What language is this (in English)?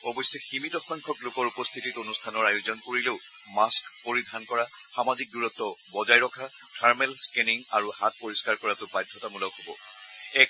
Assamese